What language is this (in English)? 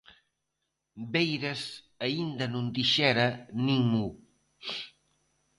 Galician